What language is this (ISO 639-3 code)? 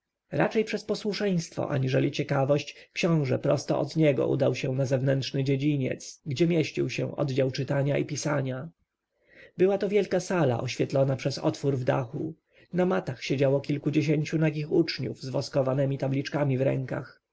pol